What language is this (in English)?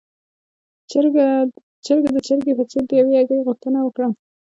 Pashto